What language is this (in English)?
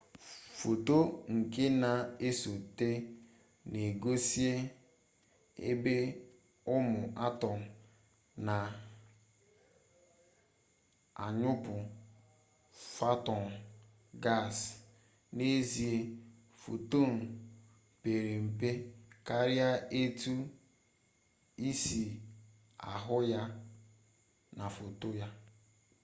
Igbo